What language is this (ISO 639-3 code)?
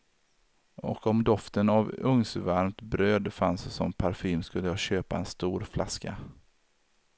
swe